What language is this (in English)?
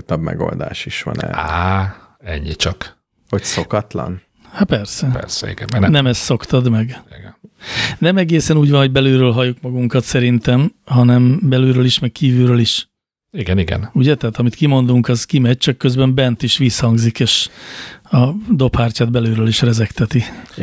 Hungarian